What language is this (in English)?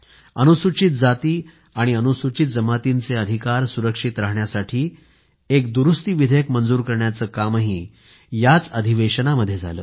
Marathi